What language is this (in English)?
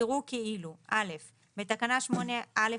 Hebrew